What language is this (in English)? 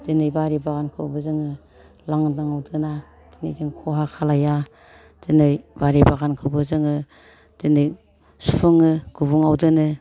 Bodo